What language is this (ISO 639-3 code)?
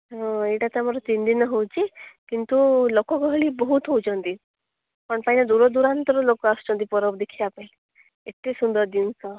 ori